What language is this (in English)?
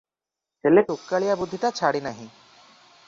Odia